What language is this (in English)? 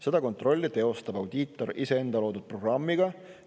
Estonian